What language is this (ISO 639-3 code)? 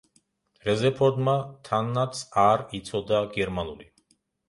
kat